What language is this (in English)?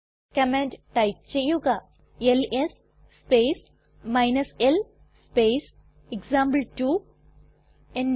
Malayalam